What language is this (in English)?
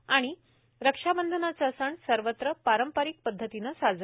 Marathi